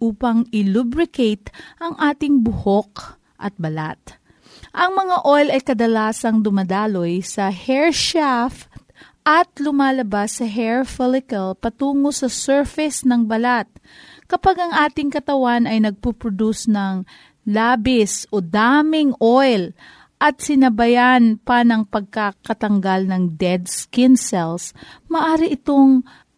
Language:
Filipino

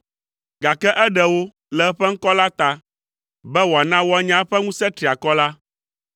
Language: Ewe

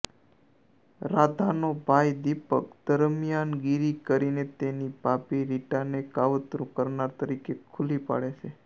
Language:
Gujarati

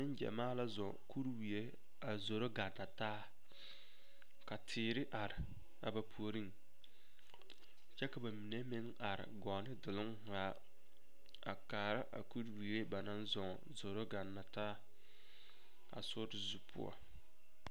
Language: Southern Dagaare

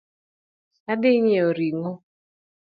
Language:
Luo (Kenya and Tanzania)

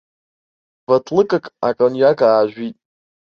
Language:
Abkhazian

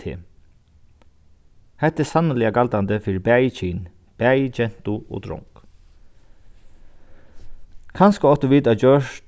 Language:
Faroese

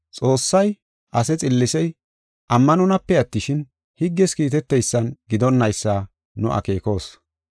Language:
Gofa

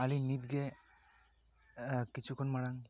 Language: Santali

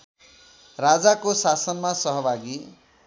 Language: Nepali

